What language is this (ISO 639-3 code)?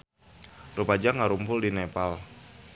sun